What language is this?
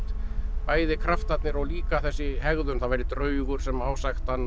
Icelandic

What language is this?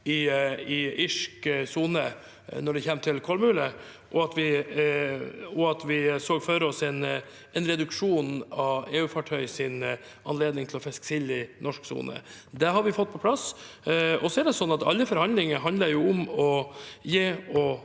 Norwegian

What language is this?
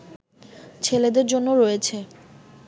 Bangla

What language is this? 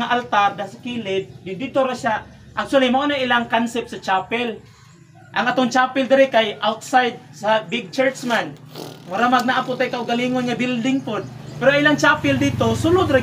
Filipino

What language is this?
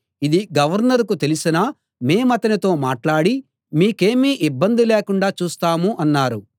Telugu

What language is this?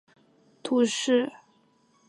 Chinese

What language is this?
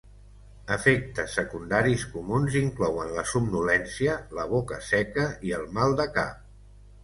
Catalan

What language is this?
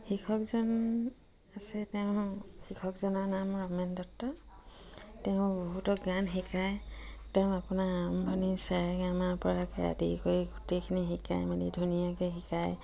Assamese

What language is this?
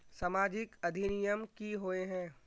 Magahi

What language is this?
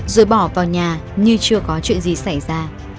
Vietnamese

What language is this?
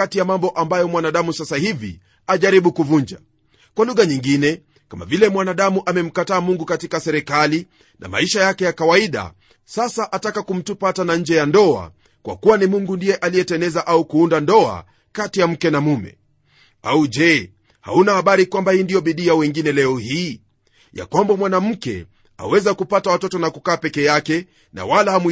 Swahili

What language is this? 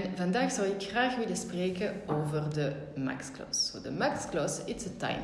Dutch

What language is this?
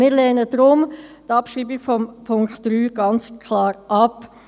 Swiss German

